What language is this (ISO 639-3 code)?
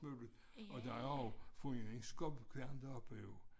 dan